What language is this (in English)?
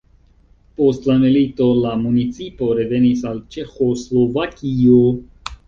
Esperanto